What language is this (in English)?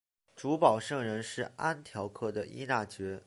Chinese